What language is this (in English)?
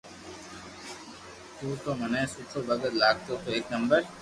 Loarki